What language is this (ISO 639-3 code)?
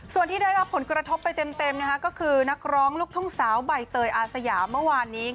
tha